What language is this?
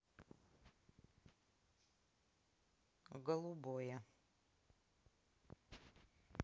Russian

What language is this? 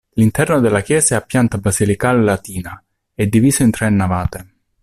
Italian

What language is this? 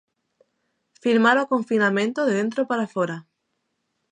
Galician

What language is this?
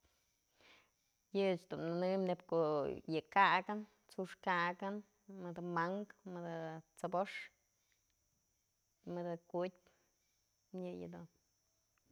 Mazatlán Mixe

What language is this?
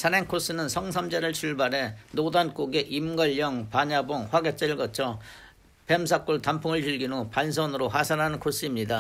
Korean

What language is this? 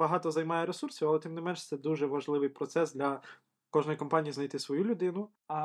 Ukrainian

